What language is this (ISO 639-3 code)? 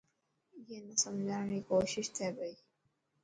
mki